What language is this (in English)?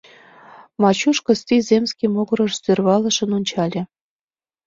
Mari